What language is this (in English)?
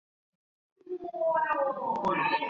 Chinese